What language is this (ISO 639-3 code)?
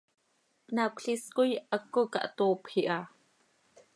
sei